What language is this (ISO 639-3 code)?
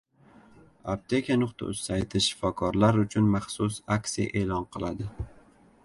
uzb